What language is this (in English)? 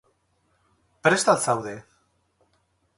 Basque